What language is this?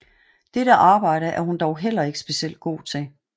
Danish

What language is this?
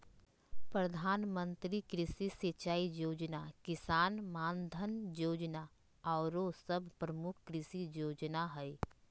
Magahi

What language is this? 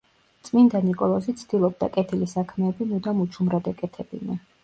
Georgian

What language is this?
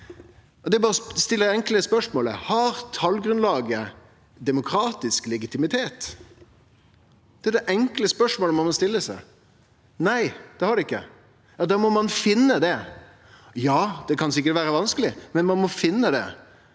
Norwegian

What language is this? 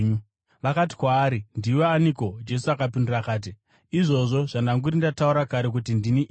Shona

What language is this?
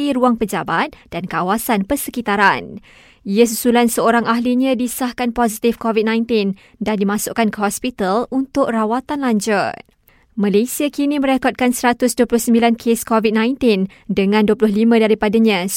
Malay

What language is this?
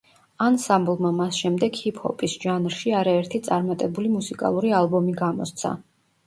Georgian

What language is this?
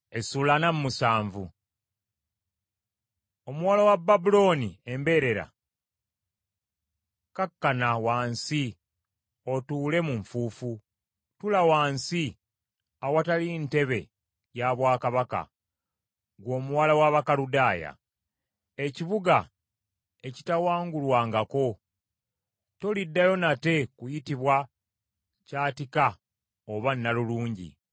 Ganda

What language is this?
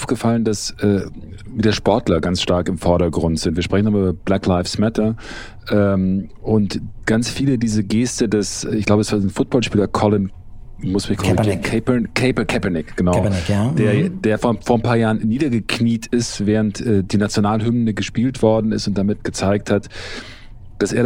German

